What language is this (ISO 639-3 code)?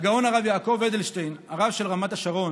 heb